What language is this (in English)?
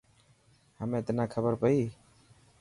Dhatki